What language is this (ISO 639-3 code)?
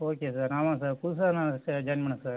tam